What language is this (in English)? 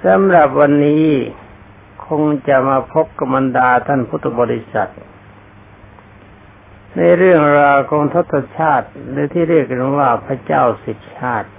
Thai